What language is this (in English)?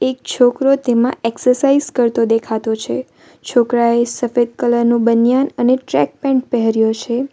Gujarati